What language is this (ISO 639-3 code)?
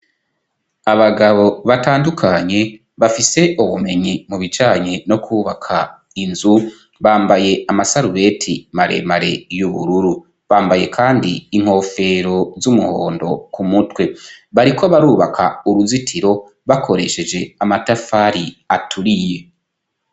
run